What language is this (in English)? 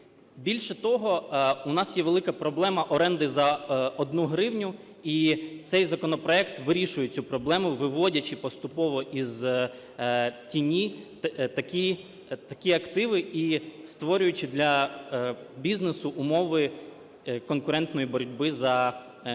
Ukrainian